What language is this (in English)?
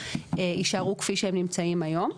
Hebrew